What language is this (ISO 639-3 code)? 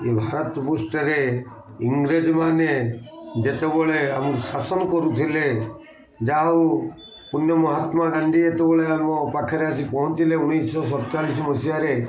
ori